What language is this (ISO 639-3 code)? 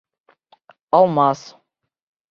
bak